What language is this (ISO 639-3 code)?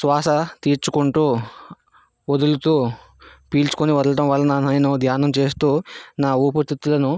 tel